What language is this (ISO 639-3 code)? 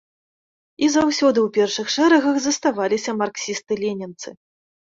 bel